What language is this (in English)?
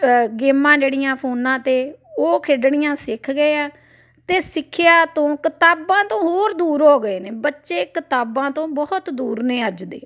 Punjabi